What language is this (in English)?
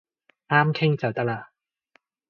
Cantonese